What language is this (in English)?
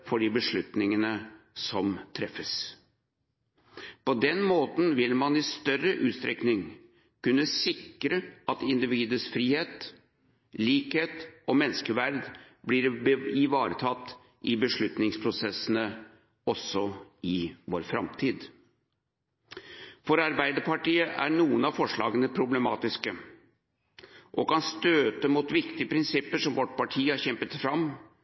Norwegian Bokmål